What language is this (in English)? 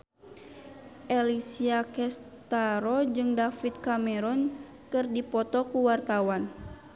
Sundanese